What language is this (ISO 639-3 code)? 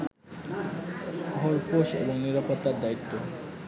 ben